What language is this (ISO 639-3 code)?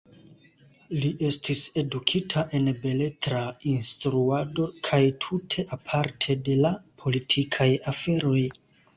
epo